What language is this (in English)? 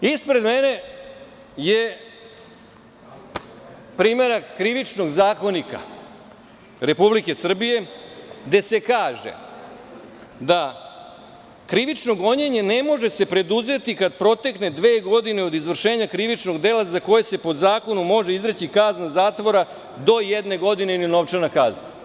Serbian